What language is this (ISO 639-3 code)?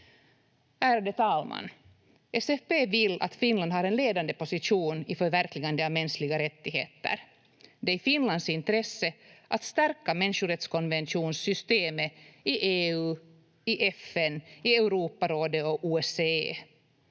fin